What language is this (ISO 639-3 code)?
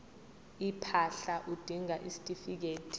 zul